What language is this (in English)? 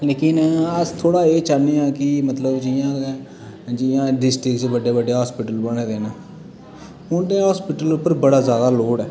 Dogri